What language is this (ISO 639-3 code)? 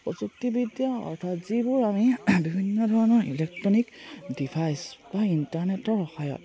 asm